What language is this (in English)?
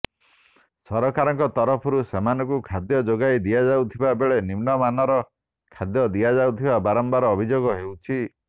Odia